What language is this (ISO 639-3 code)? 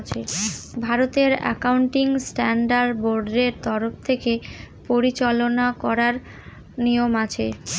ben